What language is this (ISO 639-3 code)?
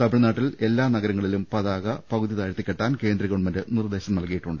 mal